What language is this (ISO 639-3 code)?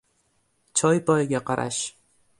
uzb